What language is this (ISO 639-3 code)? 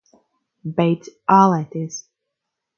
lav